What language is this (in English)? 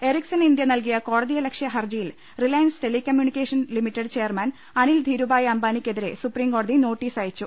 Malayalam